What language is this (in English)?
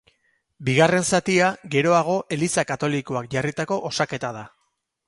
Basque